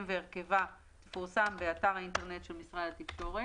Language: Hebrew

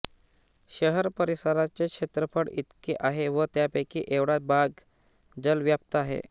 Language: Marathi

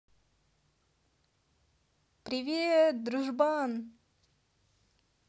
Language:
Russian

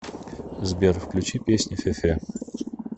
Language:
Russian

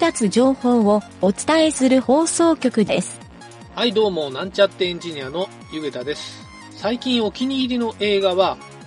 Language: Japanese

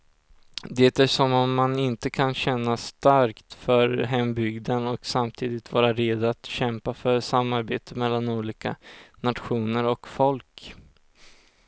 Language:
Swedish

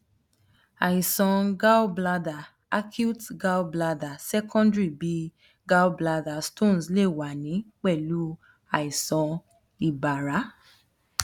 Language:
Yoruba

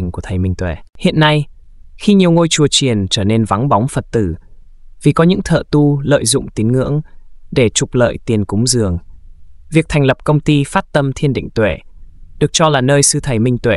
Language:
Vietnamese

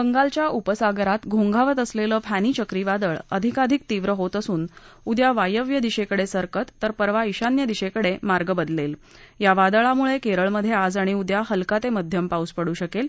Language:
Marathi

